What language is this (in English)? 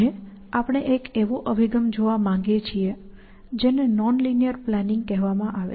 Gujarati